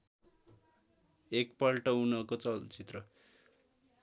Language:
Nepali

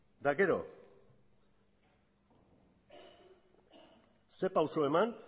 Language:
Basque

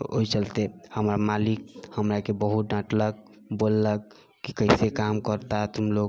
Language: Maithili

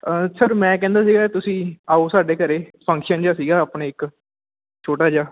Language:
Punjabi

